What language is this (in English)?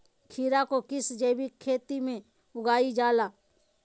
Magahi